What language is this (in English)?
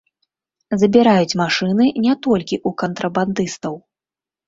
Belarusian